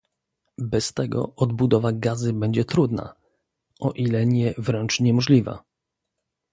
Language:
Polish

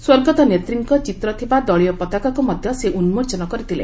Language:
Odia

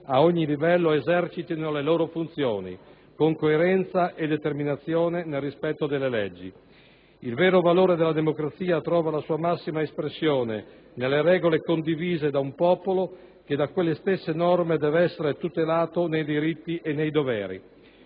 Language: Italian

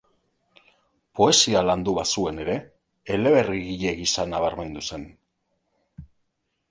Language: Basque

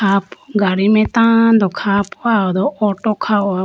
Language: Idu-Mishmi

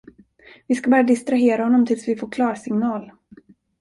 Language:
Swedish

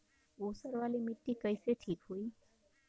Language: Bhojpuri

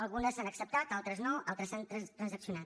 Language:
Catalan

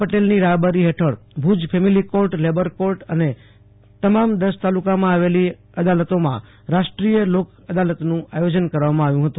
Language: Gujarati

